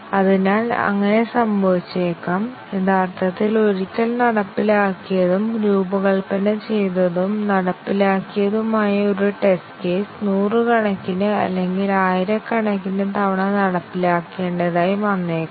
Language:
Malayalam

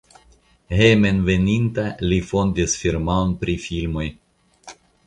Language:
Esperanto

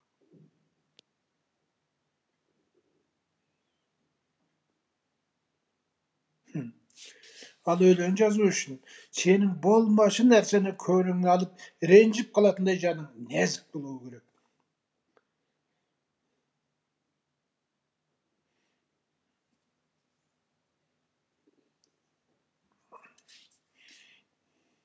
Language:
Kazakh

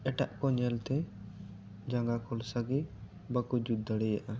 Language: Santali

